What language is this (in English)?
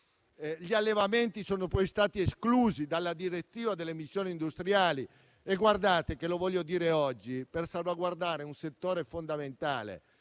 Italian